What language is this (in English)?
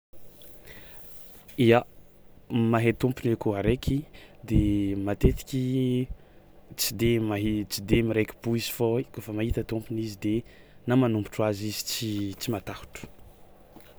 Tsimihety Malagasy